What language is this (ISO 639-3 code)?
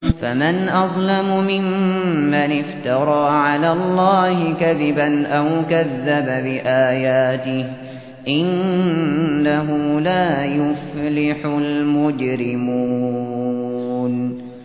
ara